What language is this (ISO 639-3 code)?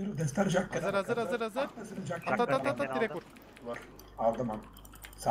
tur